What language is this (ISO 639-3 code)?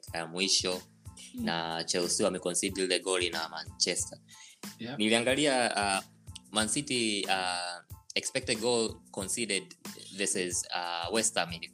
swa